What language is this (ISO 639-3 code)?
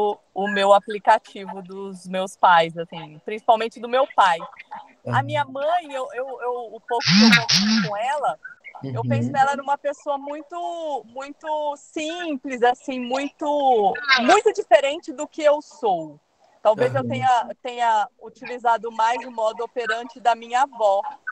por